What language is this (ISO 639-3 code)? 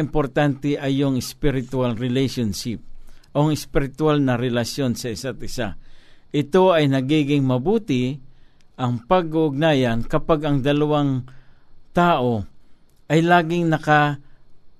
fil